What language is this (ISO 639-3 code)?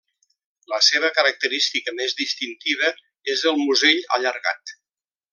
cat